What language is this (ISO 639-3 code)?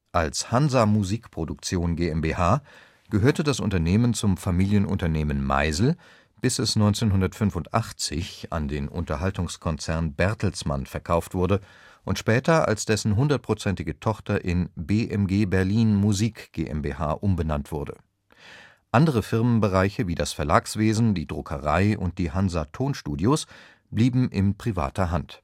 deu